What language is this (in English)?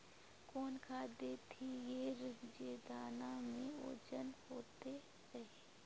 Magahi